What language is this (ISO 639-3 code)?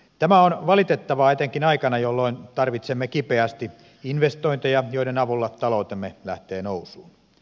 fin